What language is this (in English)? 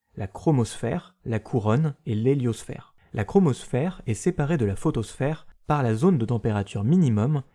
French